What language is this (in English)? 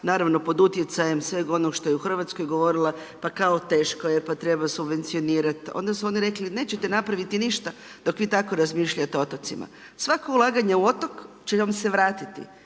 Croatian